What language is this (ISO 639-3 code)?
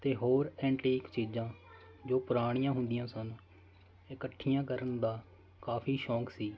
pan